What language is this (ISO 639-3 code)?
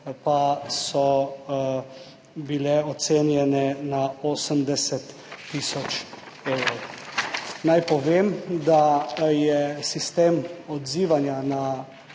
slv